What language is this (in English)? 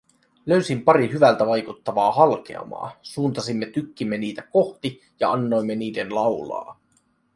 Finnish